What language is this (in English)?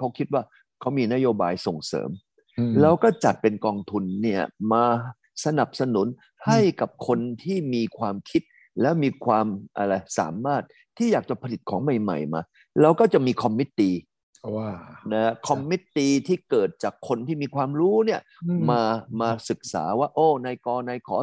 Thai